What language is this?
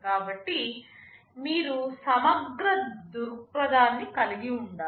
Telugu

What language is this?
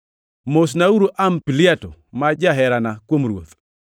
Luo (Kenya and Tanzania)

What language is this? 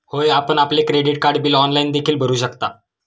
Marathi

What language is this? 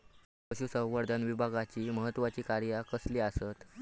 Marathi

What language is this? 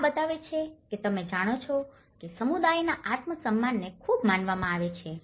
Gujarati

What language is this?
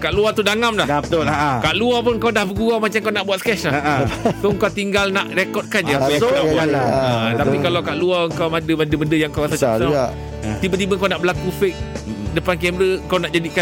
Malay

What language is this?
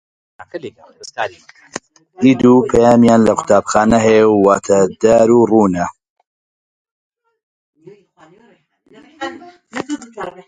Central Kurdish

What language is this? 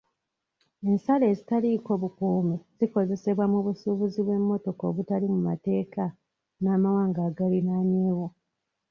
Ganda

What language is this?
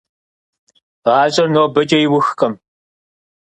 Kabardian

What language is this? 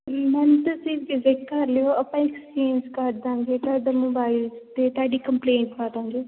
Punjabi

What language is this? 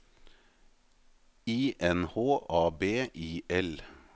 Norwegian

